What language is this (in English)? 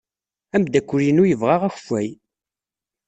Kabyle